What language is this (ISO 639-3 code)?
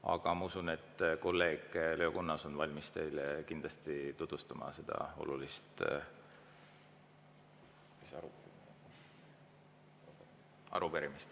est